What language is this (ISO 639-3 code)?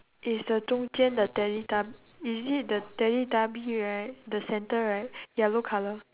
eng